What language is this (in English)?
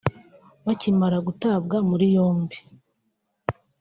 Kinyarwanda